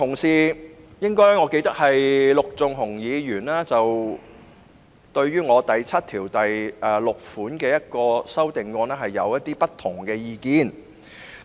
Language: Cantonese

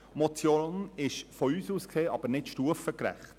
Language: Swiss German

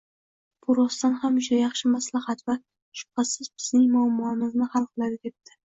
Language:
Uzbek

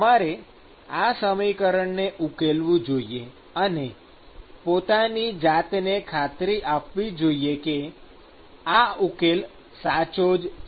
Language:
Gujarati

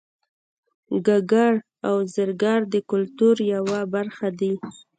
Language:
Pashto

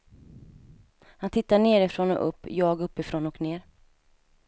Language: Swedish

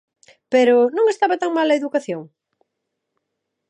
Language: Galician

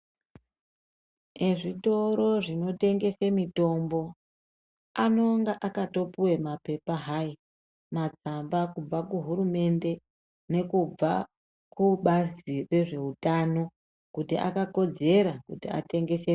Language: Ndau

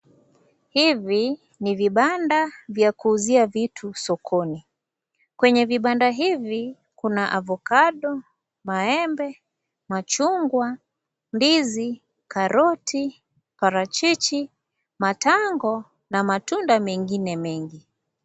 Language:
Swahili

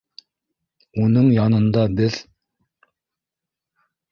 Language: Bashkir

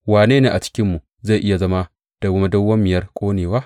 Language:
Hausa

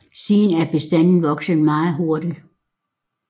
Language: Danish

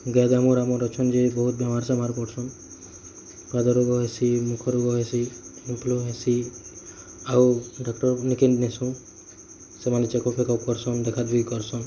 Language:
Odia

